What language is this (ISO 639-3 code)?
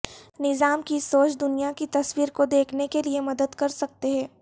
urd